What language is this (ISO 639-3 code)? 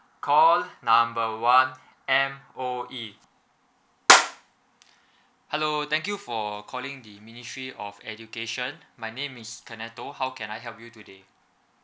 eng